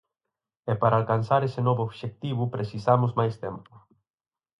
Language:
Galician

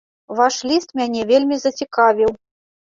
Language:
Belarusian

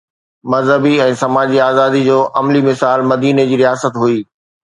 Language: Sindhi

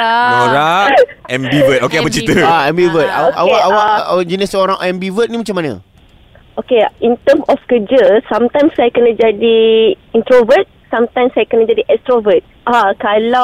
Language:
Malay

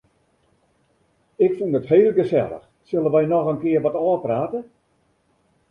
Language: Western Frisian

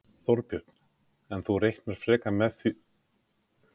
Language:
Icelandic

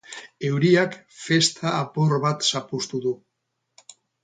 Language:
Basque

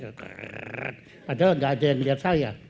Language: Indonesian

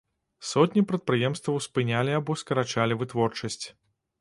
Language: Belarusian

